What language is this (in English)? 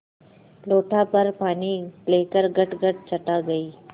Hindi